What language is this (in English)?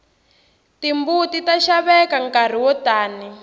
Tsonga